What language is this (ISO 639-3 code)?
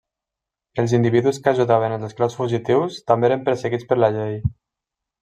cat